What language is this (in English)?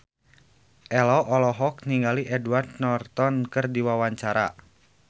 Sundanese